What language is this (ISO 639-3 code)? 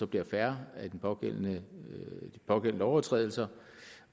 dan